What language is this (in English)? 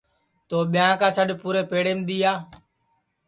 Sansi